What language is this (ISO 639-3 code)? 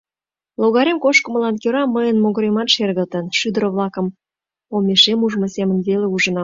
chm